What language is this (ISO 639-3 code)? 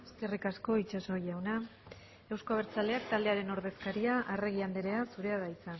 eus